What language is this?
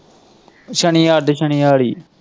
Punjabi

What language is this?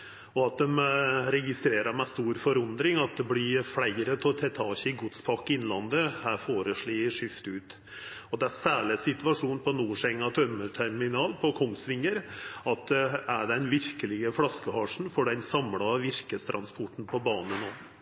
Norwegian Nynorsk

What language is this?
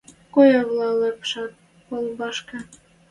Western Mari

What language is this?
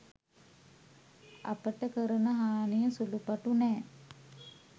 Sinhala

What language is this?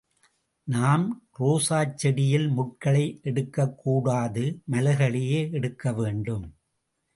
Tamil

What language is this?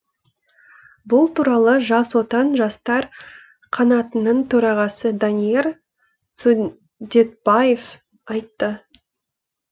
Kazakh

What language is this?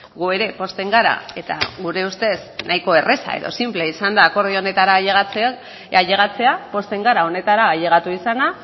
Basque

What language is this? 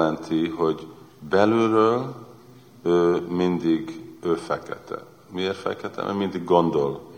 Hungarian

